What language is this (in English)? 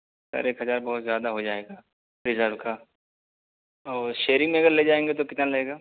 Urdu